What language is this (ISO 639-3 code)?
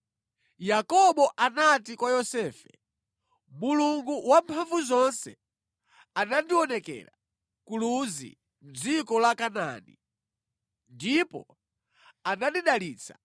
nya